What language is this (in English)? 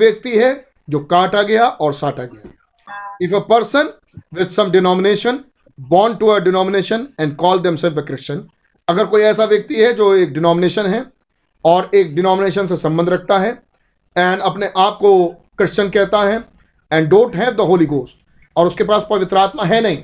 Hindi